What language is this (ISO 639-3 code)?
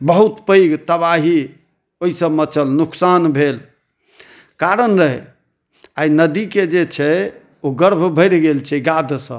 mai